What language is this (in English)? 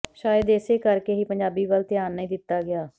Punjabi